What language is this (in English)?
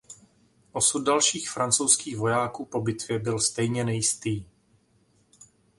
Czech